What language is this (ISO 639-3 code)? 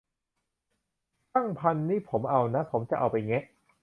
tha